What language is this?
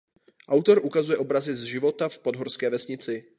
Czech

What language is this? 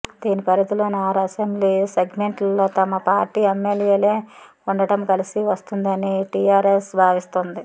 Telugu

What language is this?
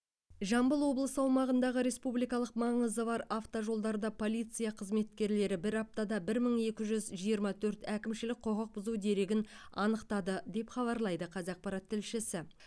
Kazakh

